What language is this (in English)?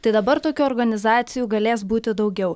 Lithuanian